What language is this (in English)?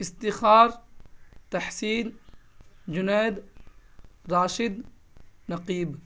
Urdu